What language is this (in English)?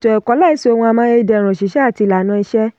Yoruba